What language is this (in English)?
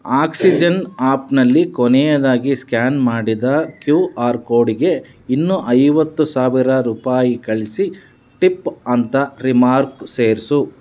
Kannada